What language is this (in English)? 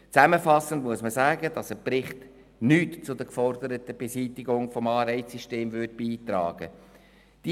Swiss German